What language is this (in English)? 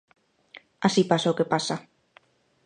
Galician